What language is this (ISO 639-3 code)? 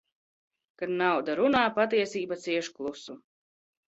lav